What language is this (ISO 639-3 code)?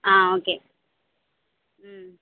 tam